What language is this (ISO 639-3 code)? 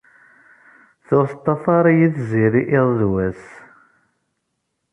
kab